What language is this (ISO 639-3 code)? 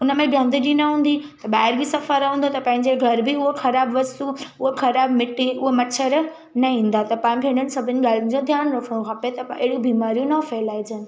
snd